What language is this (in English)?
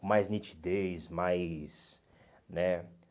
Portuguese